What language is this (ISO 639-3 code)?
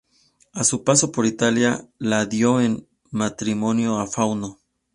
spa